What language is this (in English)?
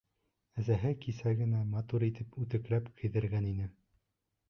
Bashkir